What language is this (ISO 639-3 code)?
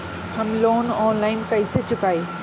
bho